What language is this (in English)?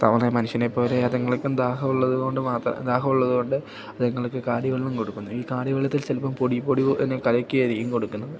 Malayalam